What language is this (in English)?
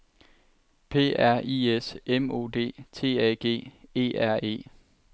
Danish